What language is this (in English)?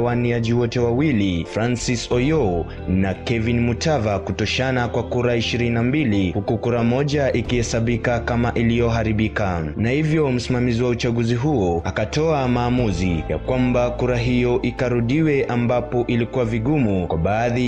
Swahili